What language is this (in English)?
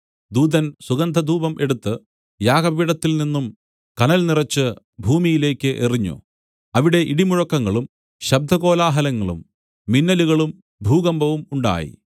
Malayalam